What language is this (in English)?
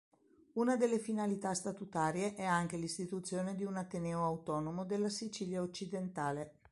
Italian